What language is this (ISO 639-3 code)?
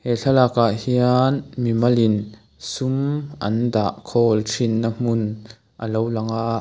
lus